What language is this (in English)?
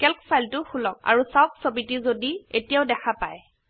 Assamese